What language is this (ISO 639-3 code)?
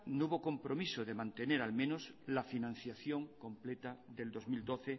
spa